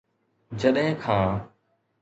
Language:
Sindhi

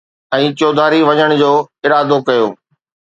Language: Sindhi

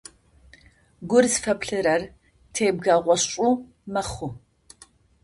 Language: Adyghe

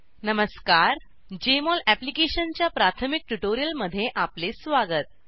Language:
Marathi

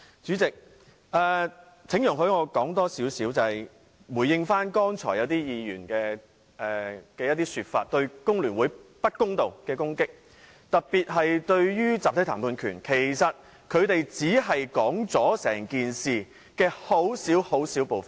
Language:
Cantonese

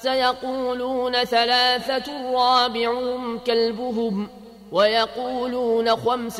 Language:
Arabic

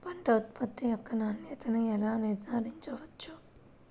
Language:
Telugu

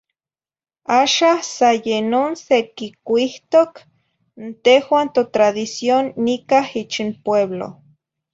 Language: Zacatlán-Ahuacatlán-Tepetzintla Nahuatl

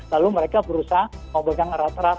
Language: Indonesian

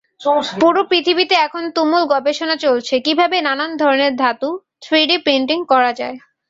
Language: Bangla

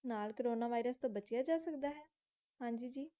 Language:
Punjabi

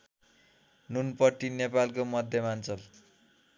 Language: Nepali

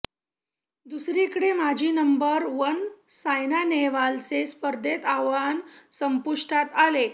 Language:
Marathi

